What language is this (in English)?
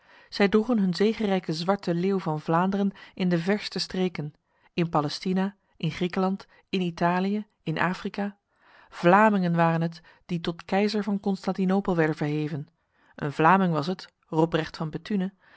Dutch